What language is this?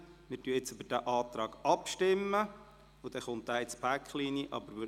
Swiss German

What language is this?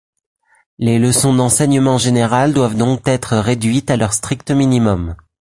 French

